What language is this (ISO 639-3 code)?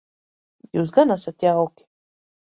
lav